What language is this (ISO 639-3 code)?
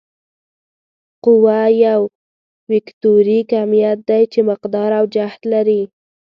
pus